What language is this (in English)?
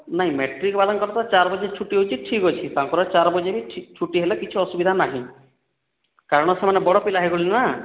Odia